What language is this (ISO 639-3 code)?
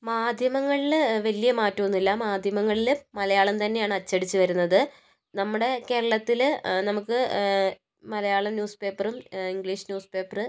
mal